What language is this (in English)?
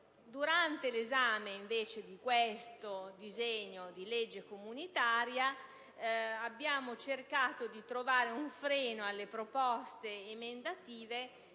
Italian